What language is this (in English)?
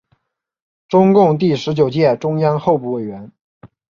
Chinese